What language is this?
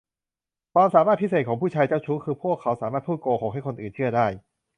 Thai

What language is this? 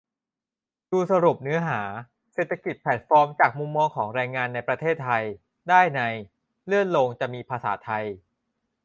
Thai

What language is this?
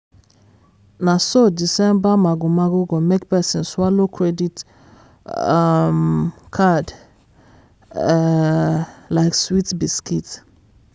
Nigerian Pidgin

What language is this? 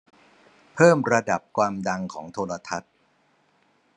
Thai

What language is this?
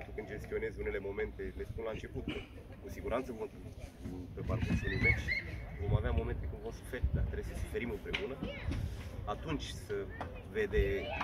Romanian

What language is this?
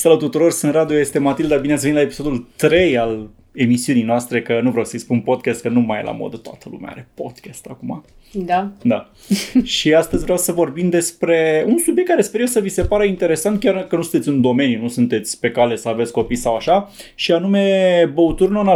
Romanian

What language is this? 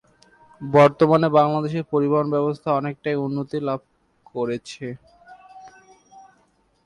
Bangla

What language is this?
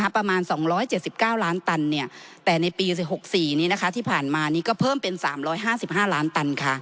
Thai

